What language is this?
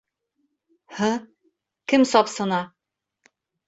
Bashkir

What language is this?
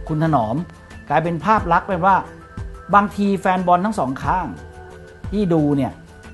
Thai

